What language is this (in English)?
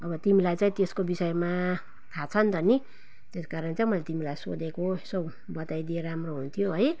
Nepali